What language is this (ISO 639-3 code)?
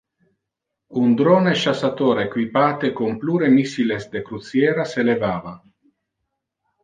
ina